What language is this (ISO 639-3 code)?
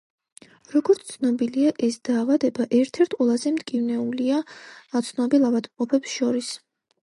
kat